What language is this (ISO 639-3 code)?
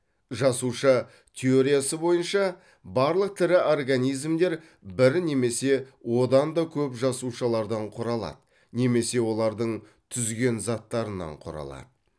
kaz